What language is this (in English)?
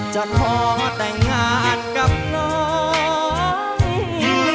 Thai